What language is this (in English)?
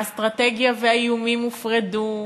Hebrew